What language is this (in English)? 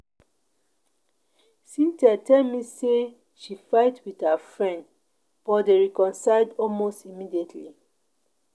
Nigerian Pidgin